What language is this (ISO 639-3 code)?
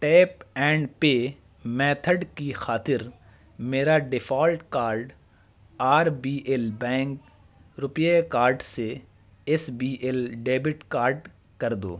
urd